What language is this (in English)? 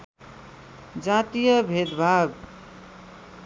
Nepali